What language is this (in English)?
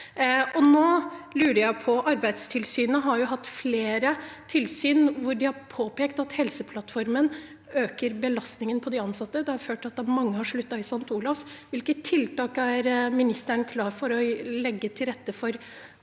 Norwegian